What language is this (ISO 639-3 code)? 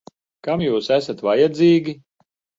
lav